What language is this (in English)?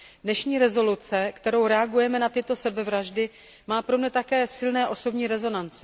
Czech